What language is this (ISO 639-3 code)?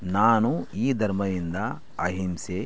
kan